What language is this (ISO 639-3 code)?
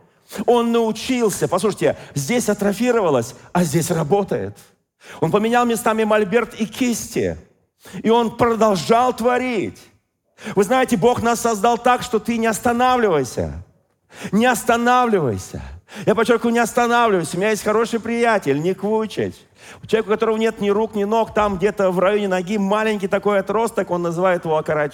rus